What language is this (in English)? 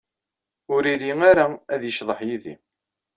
Kabyle